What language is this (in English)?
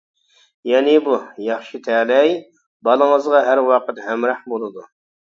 Uyghur